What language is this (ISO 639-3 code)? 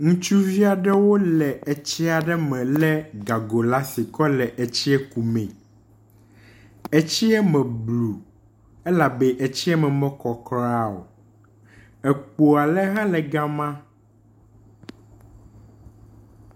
ewe